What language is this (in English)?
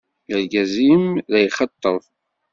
Kabyle